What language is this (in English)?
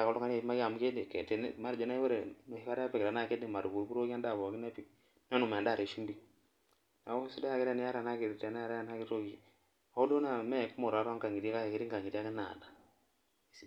Masai